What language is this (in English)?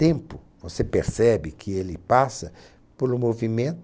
Portuguese